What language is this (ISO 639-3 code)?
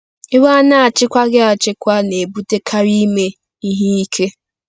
ibo